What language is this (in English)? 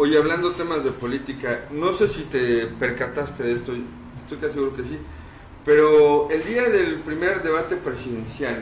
Spanish